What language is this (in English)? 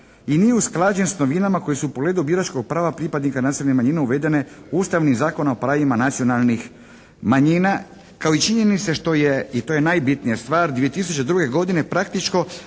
Croatian